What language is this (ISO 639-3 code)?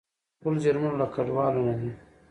pus